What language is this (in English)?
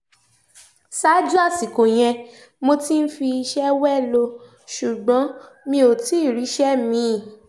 Yoruba